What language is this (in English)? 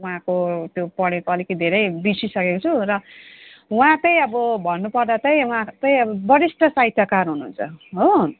Nepali